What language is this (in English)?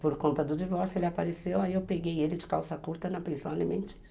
Portuguese